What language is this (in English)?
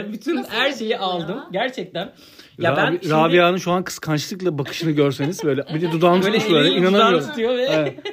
Turkish